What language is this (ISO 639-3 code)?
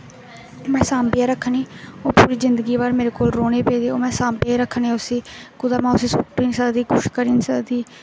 doi